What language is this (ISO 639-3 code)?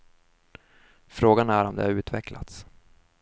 swe